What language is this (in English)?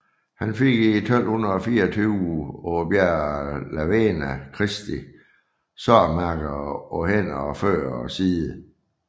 Danish